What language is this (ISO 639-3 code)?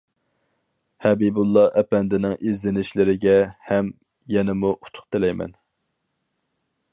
uig